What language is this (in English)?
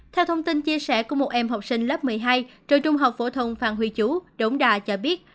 Vietnamese